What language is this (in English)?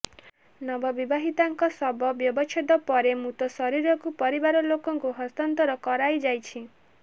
Odia